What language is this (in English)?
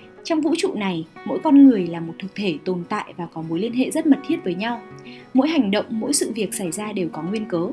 Vietnamese